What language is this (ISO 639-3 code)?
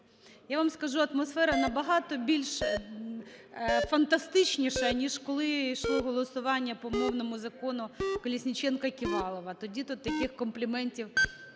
ukr